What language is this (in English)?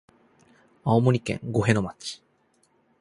Japanese